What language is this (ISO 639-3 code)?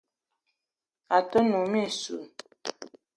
eto